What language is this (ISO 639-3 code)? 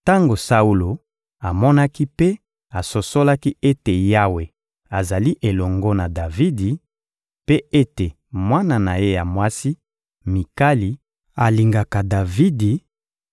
lin